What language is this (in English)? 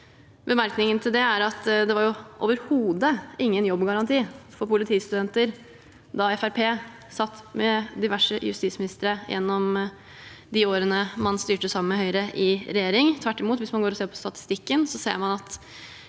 Norwegian